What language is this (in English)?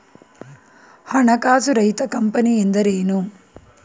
Kannada